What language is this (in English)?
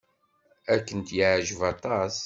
Kabyle